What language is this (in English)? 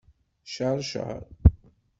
Kabyle